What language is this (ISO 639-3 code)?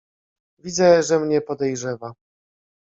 pol